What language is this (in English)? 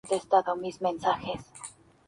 Spanish